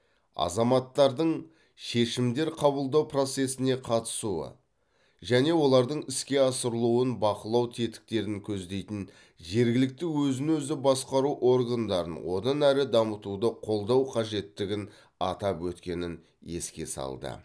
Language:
Kazakh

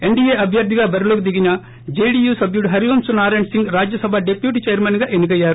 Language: Telugu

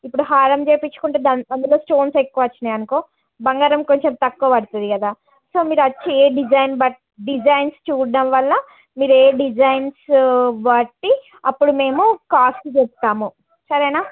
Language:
Telugu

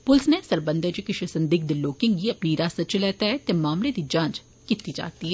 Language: Dogri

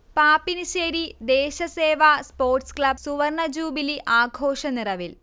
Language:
Malayalam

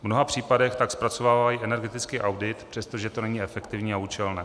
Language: Czech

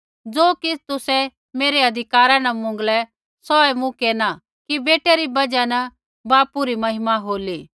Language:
Kullu Pahari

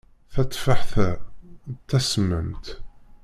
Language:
Kabyle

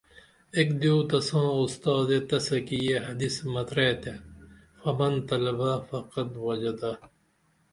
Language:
Dameli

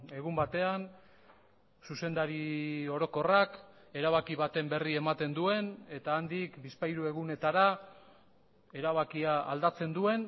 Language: Basque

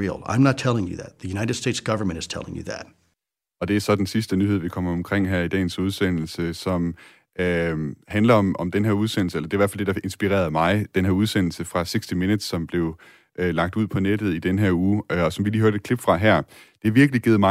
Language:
Danish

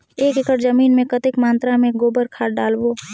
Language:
Chhattisgarhi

